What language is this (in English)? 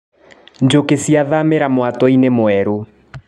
Kikuyu